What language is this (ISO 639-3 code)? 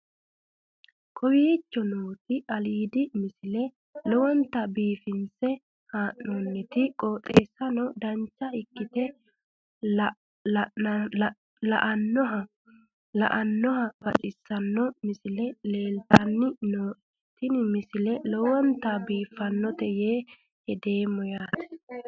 sid